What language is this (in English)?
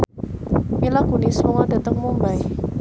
Javanese